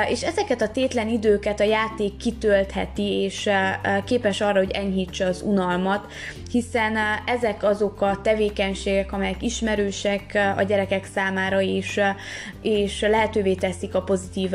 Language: Hungarian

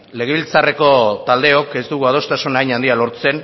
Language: Basque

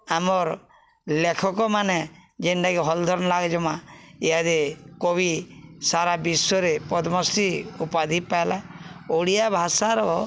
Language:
Odia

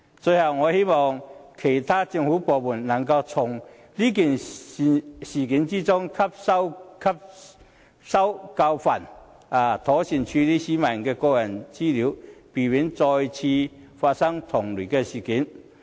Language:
Cantonese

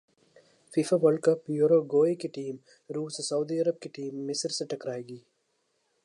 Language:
Urdu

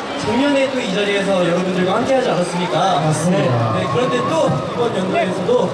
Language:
Korean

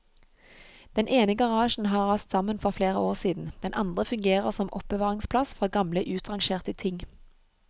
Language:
Norwegian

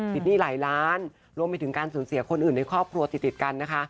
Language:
Thai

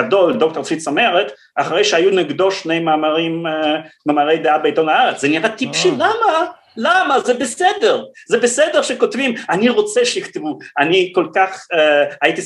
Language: Hebrew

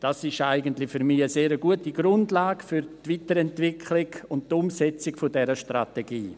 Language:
Swiss German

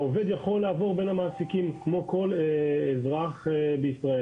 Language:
Hebrew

